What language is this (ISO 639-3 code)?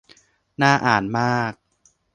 tha